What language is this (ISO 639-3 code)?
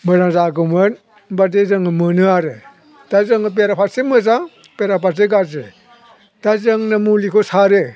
brx